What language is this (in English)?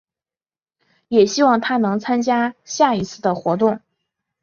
Chinese